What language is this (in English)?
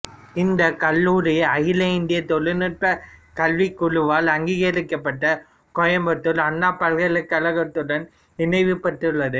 Tamil